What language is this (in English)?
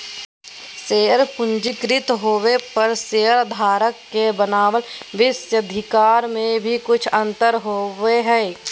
Magahi